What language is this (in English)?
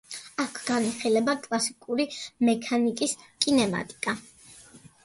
Georgian